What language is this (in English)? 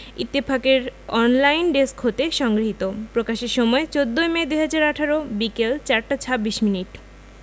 Bangla